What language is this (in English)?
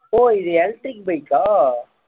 Tamil